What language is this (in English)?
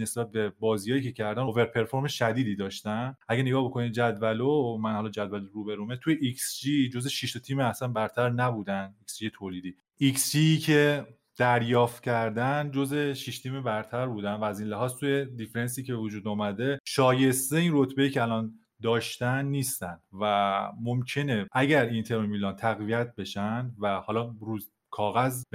Persian